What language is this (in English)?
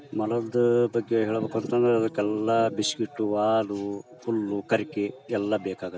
Kannada